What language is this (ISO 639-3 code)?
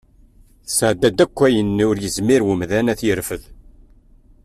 kab